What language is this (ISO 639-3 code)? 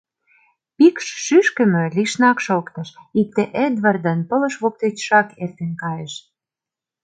chm